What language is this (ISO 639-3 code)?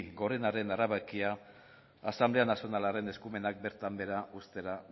eus